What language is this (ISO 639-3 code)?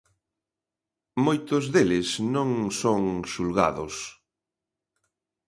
glg